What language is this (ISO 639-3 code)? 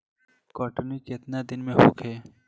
bho